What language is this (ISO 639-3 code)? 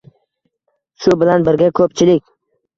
uzb